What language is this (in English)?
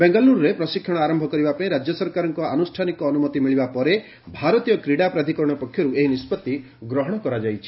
Odia